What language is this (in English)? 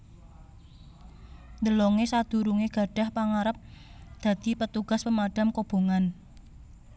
Javanese